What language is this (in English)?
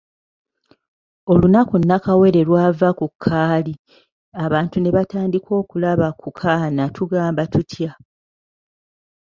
Ganda